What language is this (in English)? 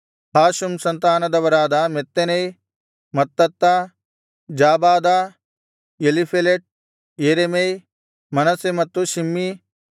Kannada